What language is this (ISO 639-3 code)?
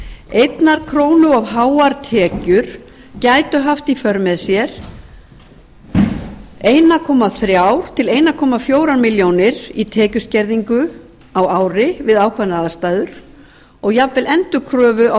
isl